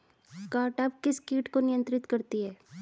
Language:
Hindi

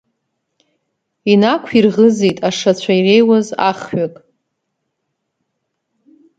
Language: Abkhazian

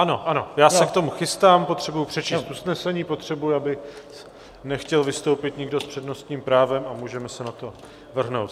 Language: Czech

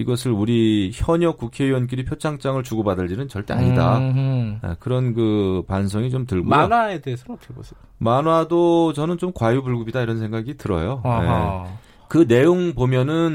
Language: Korean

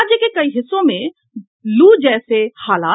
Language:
Hindi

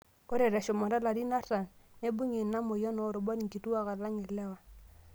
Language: Masai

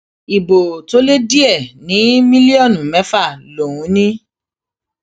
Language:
Yoruba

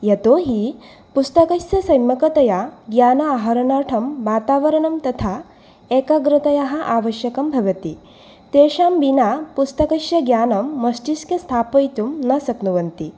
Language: Sanskrit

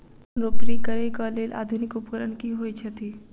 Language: Maithili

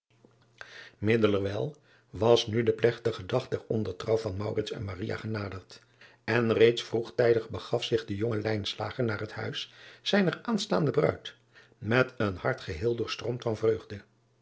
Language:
Dutch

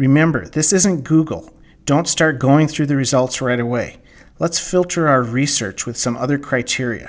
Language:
English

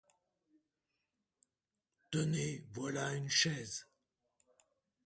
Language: French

